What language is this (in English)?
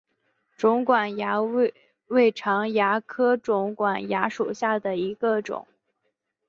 Chinese